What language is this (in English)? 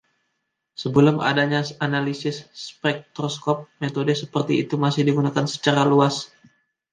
Indonesian